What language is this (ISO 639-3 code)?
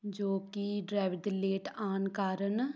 pan